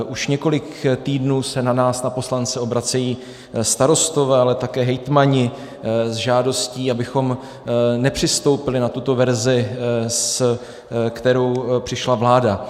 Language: Czech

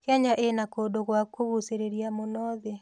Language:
Kikuyu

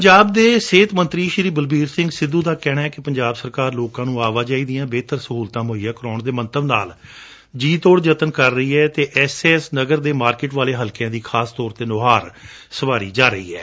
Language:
Punjabi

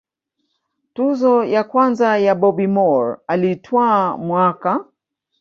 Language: Swahili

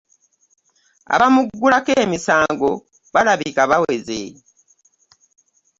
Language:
Ganda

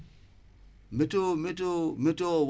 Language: Wolof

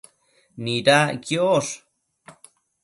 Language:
Matsés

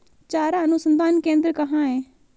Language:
Hindi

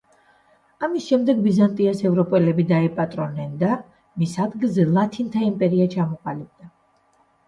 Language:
Georgian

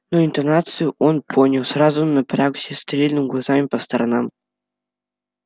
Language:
Russian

